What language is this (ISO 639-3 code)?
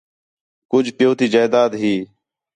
xhe